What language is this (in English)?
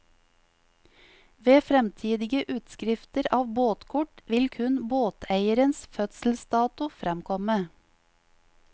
Norwegian